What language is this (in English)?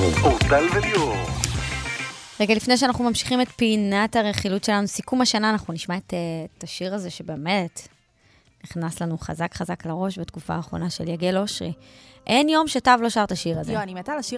Hebrew